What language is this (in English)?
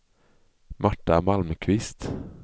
Swedish